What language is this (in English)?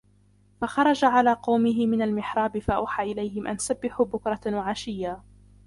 Arabic